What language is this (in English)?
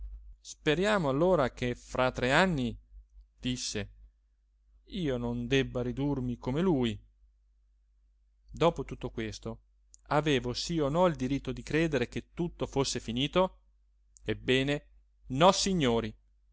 Italian